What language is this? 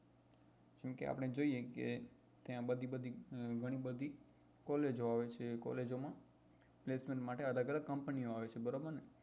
Gujarati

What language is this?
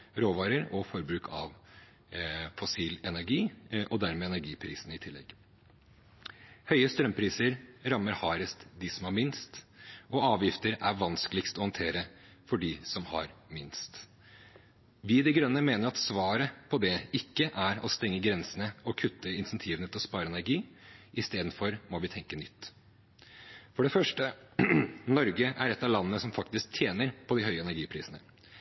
Norwegian Bokmål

